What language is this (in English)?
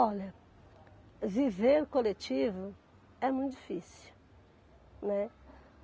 Portuguese